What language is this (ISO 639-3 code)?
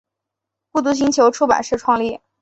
zho